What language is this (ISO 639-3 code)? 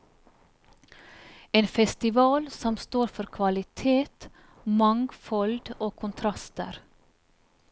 nor